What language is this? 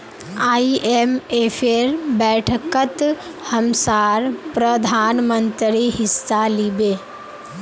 Magahi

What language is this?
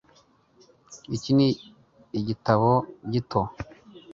Kinyarwanda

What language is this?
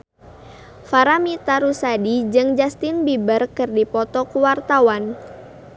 Sundanese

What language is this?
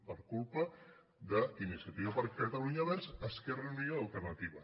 Catalan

